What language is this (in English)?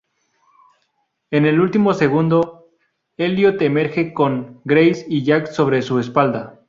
Spanish